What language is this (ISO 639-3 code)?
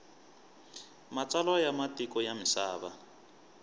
tso